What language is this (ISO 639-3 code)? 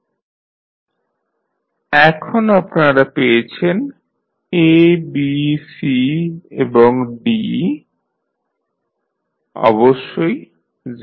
ben